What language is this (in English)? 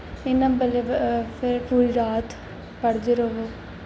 Dogri